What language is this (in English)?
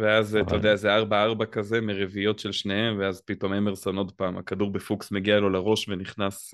Hebrew